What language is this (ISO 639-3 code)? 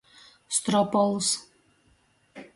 ltg